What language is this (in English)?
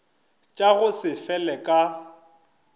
Northern Sotho